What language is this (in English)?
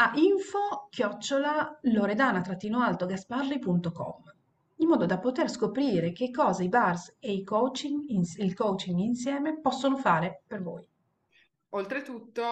Italian